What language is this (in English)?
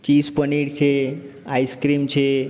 Gujarati